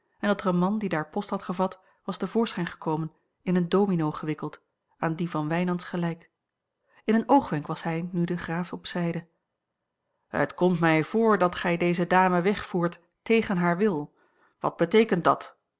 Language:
Dutch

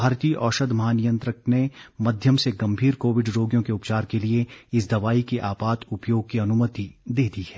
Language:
Hindi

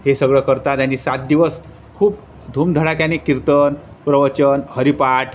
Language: Marathi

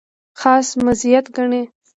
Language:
Pashto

